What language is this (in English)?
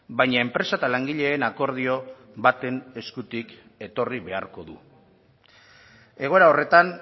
Basque